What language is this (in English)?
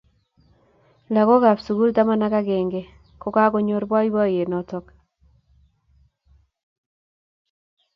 Kalenjin